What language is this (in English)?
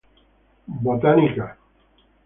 Spanish